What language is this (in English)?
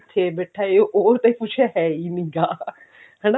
Punjabi